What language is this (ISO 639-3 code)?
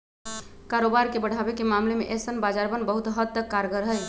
mag